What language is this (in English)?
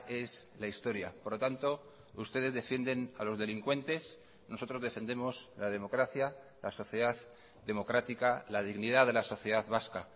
Spanish